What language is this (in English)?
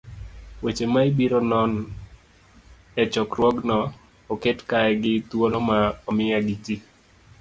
Luo (Kenya and Tanzania)